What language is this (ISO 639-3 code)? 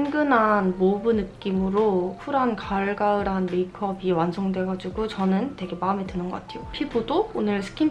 kor